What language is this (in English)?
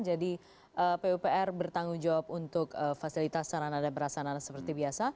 Indonesian